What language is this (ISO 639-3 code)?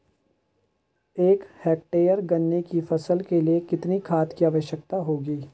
hin